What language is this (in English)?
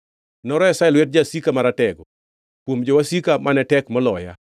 Luo (Kenya and Tanzania)